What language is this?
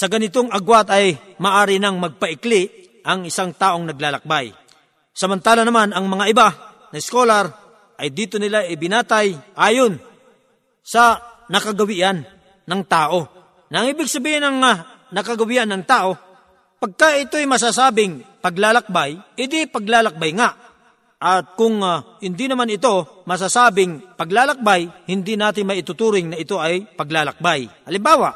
Filipino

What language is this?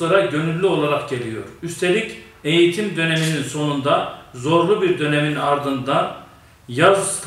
Turkish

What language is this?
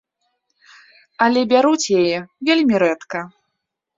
Belarusian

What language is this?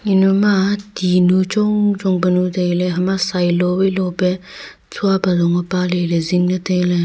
Wancho Naga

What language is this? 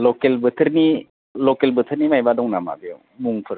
Bodo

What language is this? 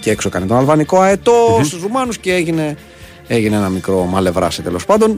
Greek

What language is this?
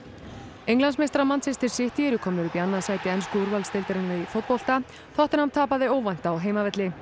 Icelandic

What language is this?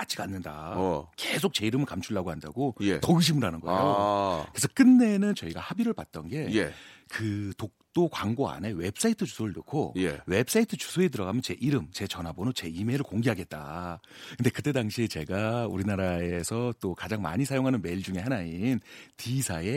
Korean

